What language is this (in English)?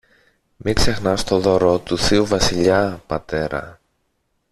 Greek